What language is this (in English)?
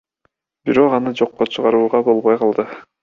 Kyrgyz